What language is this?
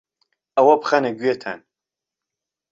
Central Kurdish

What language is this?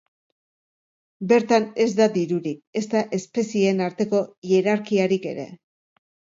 Basque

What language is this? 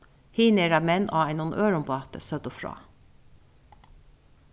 Faroese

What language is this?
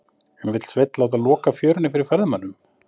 Icelandic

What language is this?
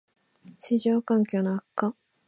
Japanese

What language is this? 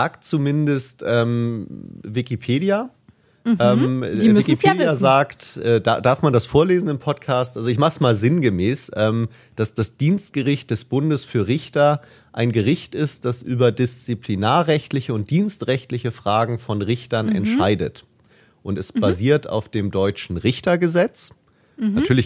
German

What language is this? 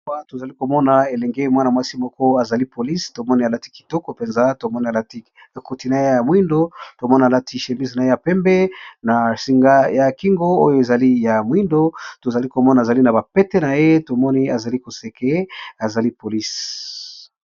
Lingala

